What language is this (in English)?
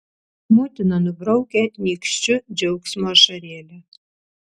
Lithuanian